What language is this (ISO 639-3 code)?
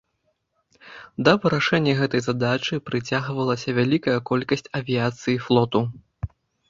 bel